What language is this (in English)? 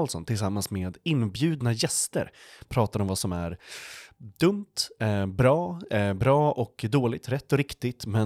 Swedish